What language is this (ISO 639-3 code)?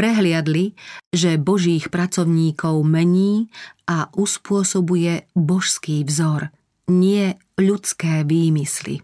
slk